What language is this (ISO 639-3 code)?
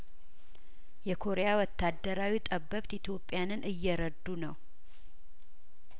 amh